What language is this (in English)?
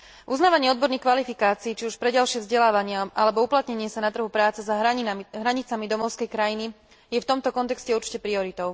Slovak